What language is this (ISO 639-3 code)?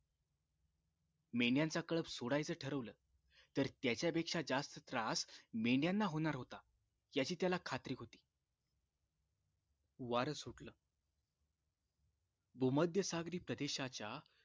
mar